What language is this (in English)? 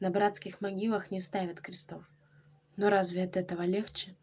Russian